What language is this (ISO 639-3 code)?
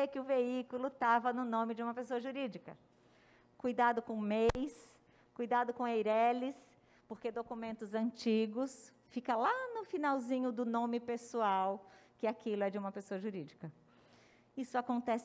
por